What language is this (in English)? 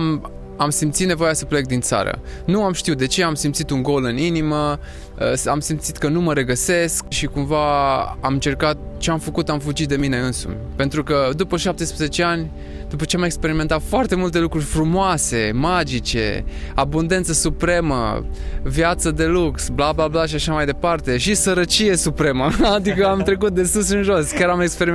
Romanian